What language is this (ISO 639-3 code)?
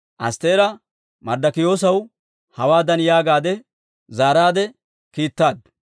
dwr